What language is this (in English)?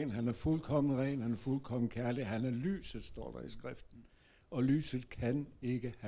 Danish